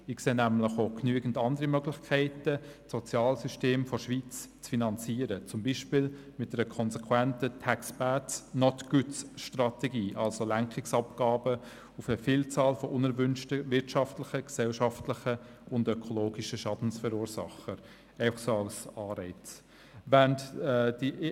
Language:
Swiss German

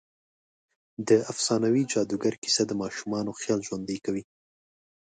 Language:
Pashto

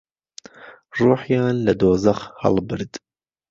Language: Central Kurdish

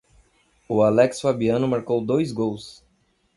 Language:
Portuguese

